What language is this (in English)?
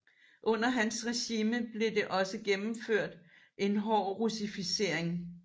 Danish